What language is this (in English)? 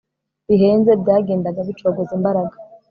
Kinyarwanda